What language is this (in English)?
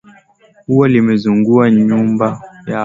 Swahili